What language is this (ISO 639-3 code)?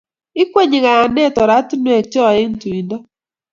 kln